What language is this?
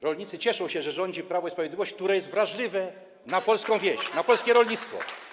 Polish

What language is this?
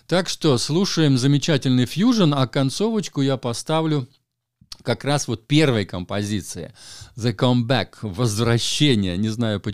Russian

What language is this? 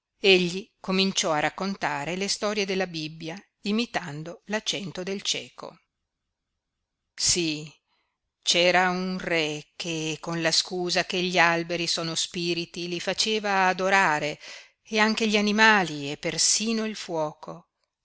Italian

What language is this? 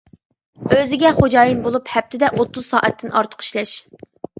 Uyghur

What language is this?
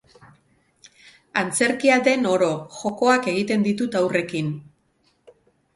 Basque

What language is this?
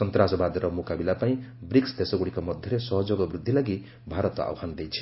Odia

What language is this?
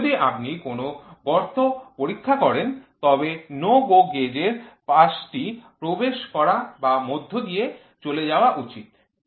Bangla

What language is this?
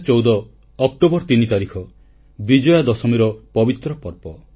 Odia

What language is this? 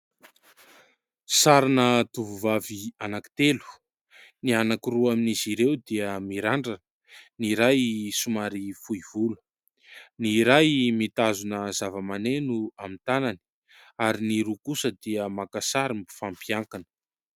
Malagasy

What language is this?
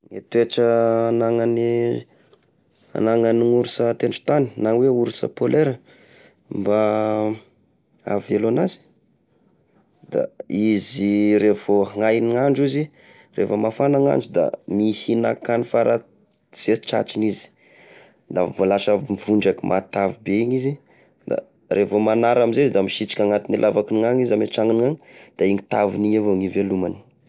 Tesaka Malagasy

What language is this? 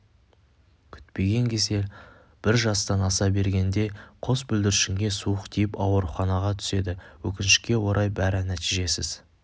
Kazakh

